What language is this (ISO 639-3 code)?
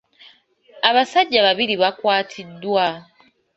lug